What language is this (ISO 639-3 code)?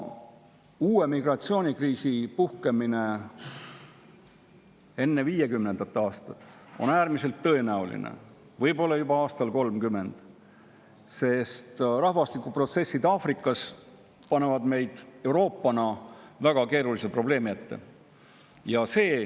est